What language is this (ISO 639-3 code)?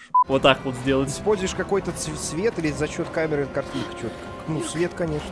rus